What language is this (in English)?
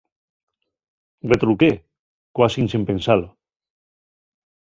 Asturian